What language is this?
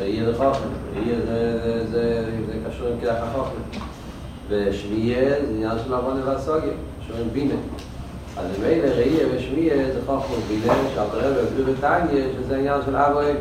Hebrew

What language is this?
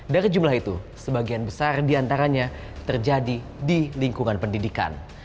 Indonesian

